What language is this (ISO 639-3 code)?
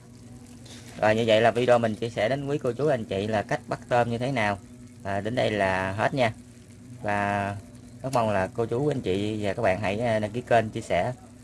vie